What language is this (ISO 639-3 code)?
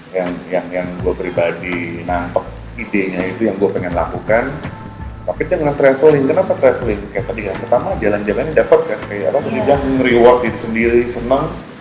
ind